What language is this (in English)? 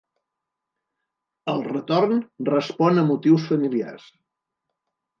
Catalan